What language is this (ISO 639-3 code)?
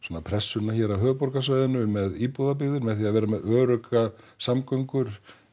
isl